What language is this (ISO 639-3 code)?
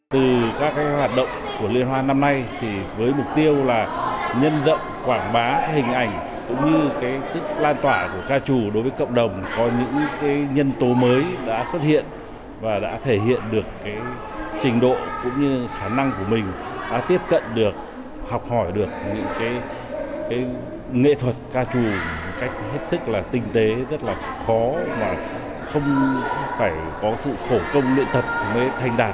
vie